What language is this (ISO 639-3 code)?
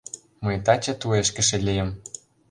chm